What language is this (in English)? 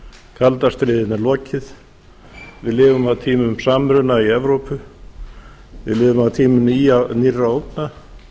Icelandic